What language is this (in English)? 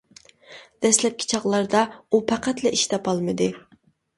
Uyghur